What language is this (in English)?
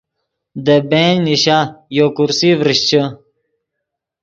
Yidgha